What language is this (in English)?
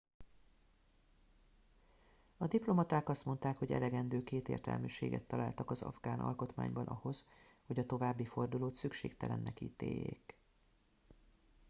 Hungarian